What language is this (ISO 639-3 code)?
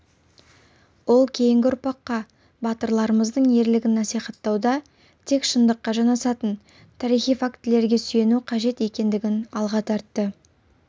kaz